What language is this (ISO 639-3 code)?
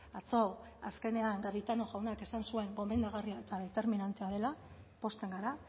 eus